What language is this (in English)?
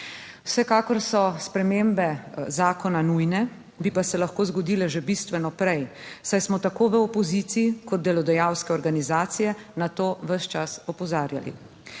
Slovenian